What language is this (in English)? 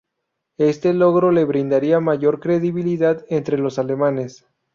Spanish